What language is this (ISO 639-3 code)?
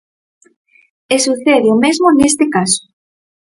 glg